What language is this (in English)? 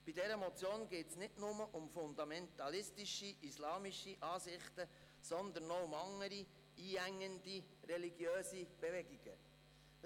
Swiss German